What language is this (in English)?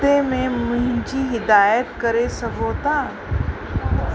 Sindhi